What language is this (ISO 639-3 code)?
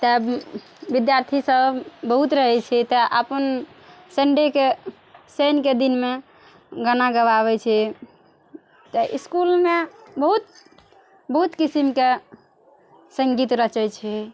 mai